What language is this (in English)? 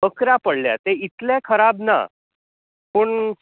Konkani